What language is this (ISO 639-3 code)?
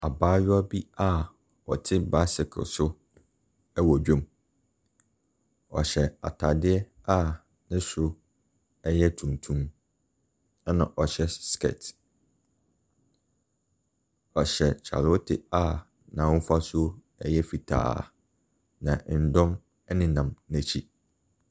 aka